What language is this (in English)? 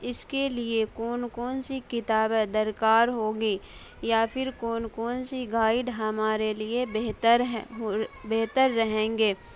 Urdu